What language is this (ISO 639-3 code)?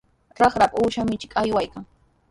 qws